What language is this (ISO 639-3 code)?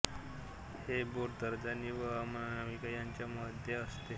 mar